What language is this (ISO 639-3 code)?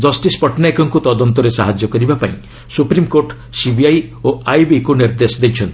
ori